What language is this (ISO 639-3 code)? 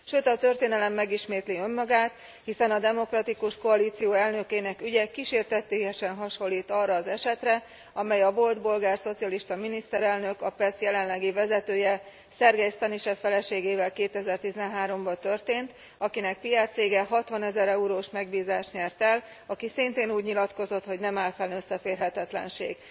hun